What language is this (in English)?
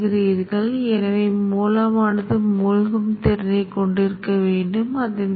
Tamil